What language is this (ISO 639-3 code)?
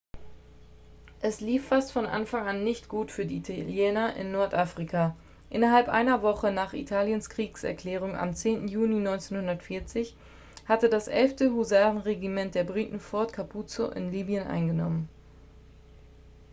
deu